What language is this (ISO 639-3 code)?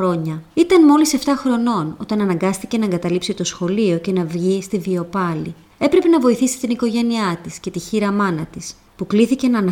ell